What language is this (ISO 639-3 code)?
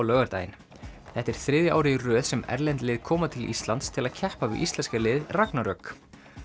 isl